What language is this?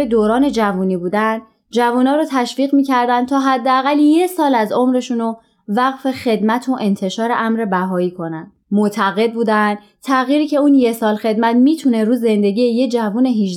Persian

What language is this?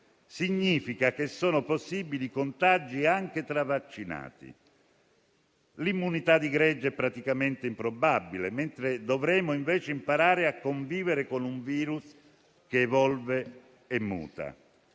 Italian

